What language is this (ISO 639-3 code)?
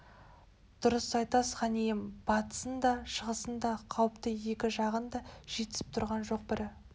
kaz